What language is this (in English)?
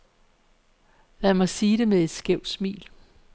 Danish